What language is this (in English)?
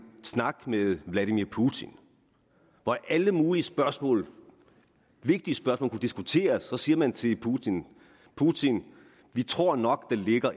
Danish